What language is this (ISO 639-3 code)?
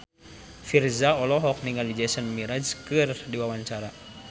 sun